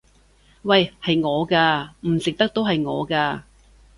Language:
Cantonese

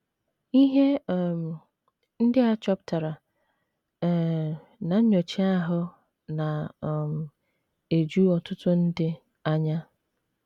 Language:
Igbo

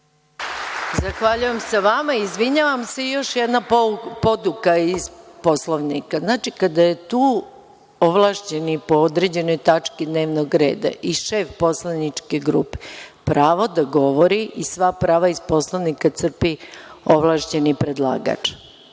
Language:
Serbian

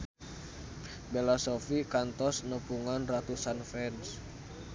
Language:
Sundanese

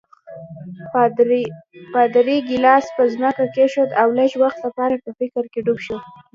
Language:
Pashto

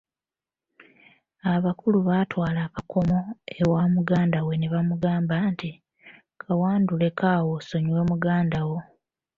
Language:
Ganda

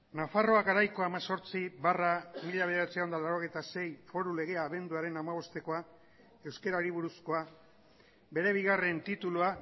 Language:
Basque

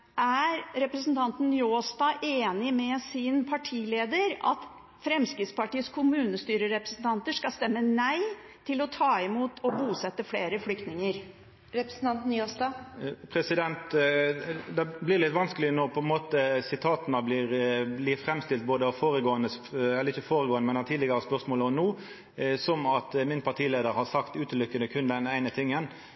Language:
Norwegian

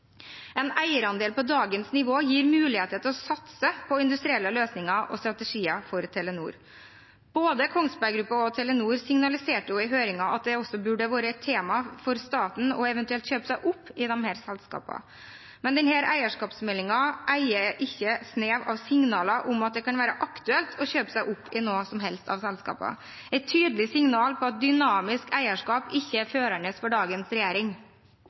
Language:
Norwegian Bokmål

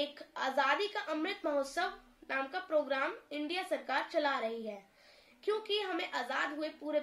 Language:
Hindi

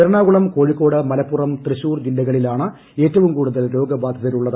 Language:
Malayalam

